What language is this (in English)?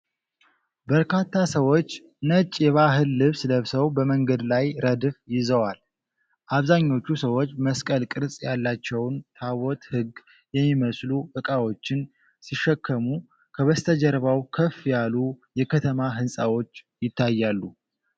Amharic